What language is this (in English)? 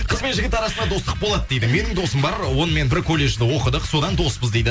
Kazakh